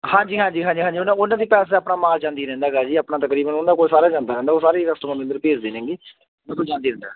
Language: Punjabi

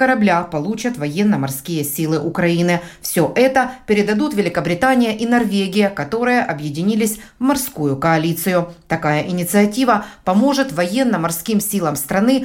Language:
Russian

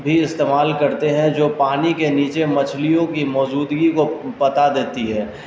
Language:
Urdu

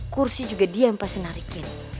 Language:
Indonesian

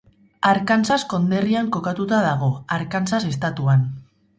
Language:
Basque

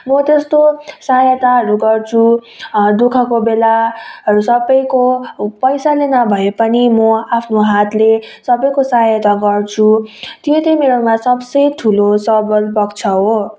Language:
Nepali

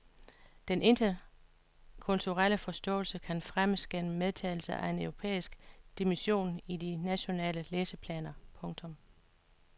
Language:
Danish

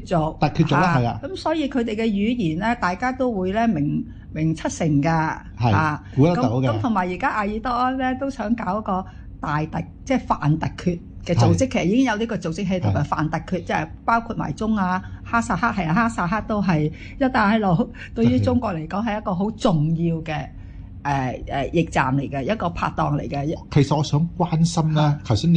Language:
Chinese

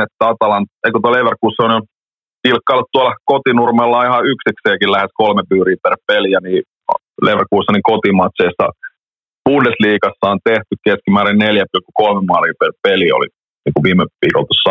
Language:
Finnish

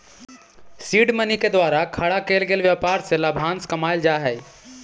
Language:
Magahi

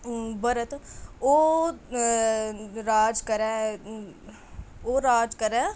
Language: Dogri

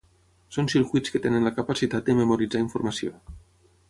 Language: Catalan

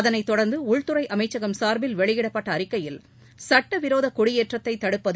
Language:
Tamil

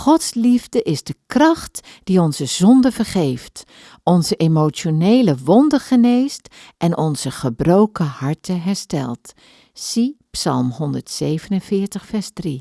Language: Dutch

